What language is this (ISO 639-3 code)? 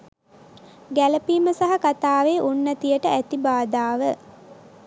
sin